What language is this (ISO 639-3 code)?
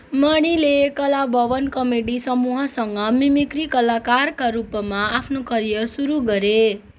nep